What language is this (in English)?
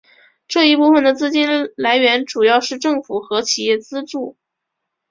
Chinese